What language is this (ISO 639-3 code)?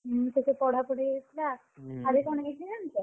ori